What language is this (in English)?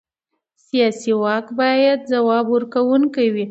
Pashto